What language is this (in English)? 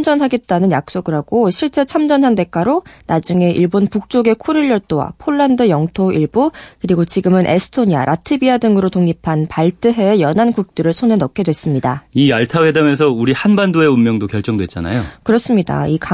Korean